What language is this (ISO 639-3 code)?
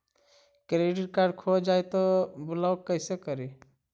mag